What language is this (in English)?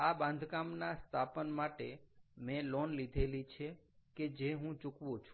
Gujarati